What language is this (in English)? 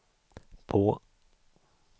Swedish